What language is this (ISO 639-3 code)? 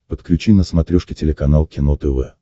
rus